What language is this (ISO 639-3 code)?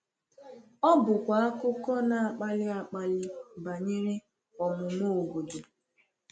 ibo